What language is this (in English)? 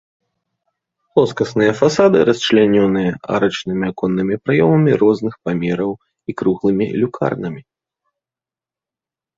Belarusian